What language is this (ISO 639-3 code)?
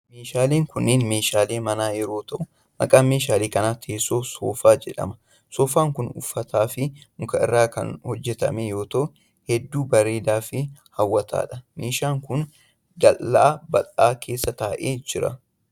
orm